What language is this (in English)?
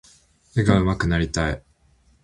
Japanese